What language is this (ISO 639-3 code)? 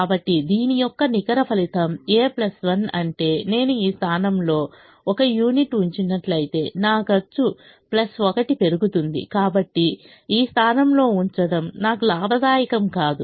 tel